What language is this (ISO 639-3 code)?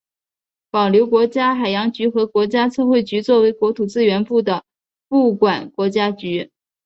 zho